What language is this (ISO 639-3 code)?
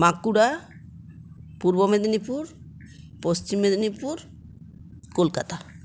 ben